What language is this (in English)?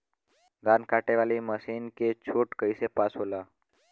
Bhojpuri